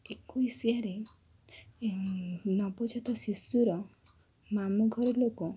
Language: Odia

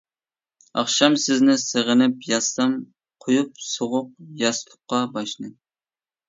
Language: Uyghur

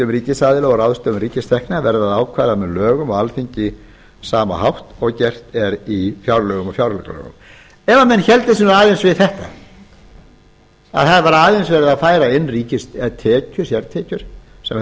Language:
Icelandic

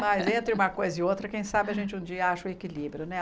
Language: Portuguese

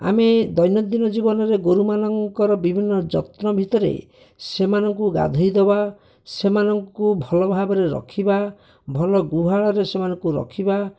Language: Odia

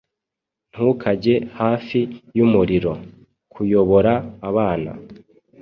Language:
Kinyarwanda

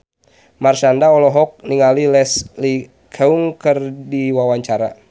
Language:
Sundanese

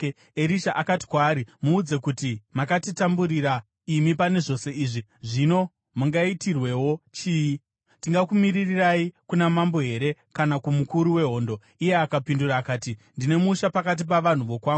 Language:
Shona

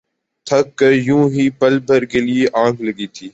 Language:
Urdu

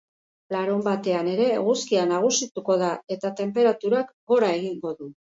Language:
Basque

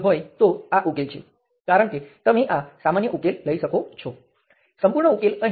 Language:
Gujarati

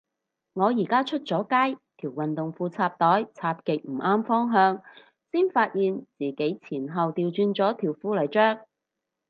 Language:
Cantonese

